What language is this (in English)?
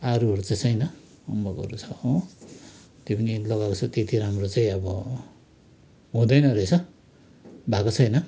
Nepali